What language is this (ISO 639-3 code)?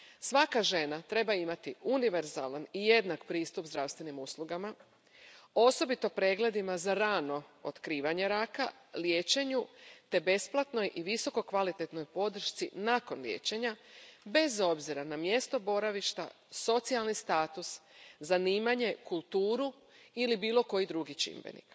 hrv